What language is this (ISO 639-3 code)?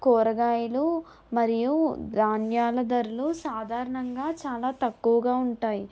tel